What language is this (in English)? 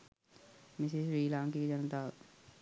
Sinhala